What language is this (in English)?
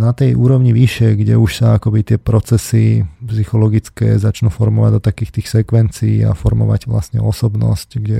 Slovak